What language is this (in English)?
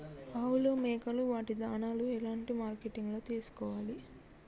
Telugu